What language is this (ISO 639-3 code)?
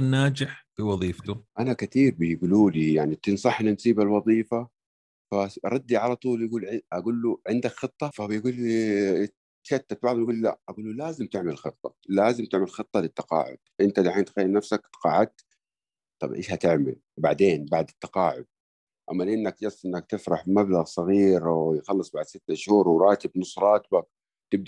ara